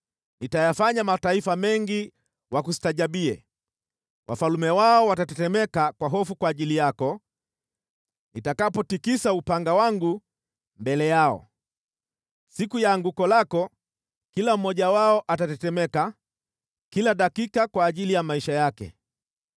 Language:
Swahili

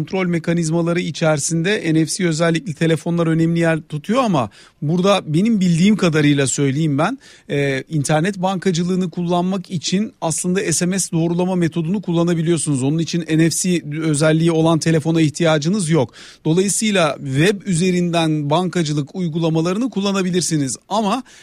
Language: Turkish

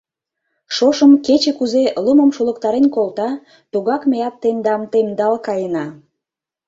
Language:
Mari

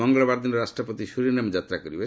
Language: Odia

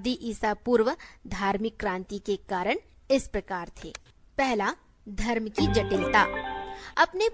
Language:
Hindi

